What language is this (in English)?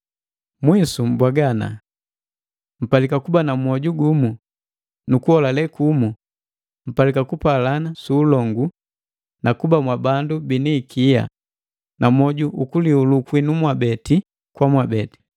Matengo